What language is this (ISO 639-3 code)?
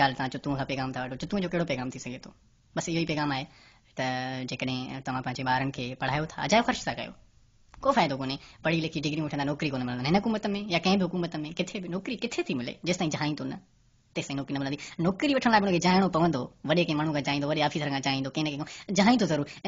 ind